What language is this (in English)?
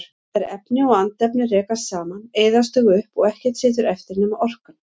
Icelandic